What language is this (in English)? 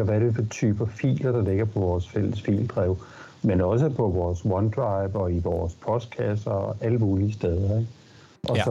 Danish